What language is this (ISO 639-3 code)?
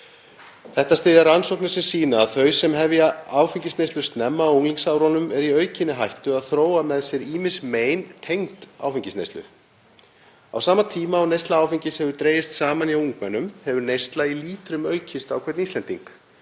isl